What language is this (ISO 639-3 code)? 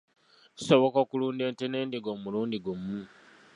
lug